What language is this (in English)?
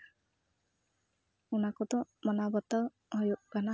Santali